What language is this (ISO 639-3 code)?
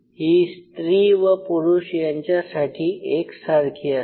mar